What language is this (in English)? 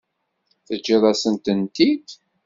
Kabyle